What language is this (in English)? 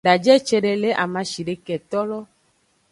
Aja (Benin)